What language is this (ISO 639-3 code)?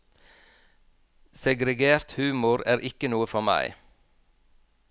nor